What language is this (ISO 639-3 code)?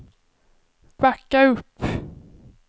swe